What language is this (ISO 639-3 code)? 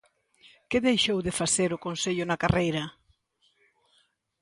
glg